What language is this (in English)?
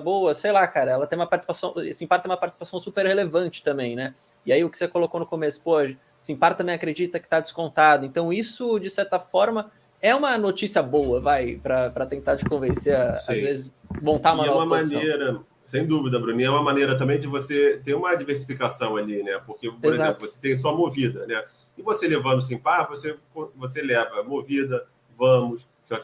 Portuguese